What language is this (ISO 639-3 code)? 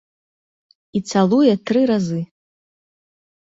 bel